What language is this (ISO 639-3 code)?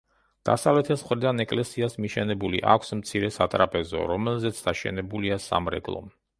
kat